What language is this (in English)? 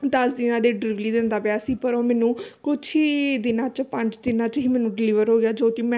Punjabi